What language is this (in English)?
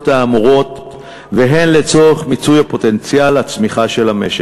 Hebrew